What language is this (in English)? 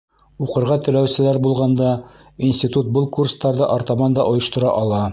Bashkir